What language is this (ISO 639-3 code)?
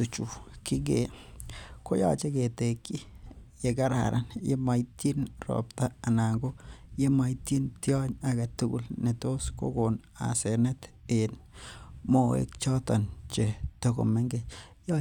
kln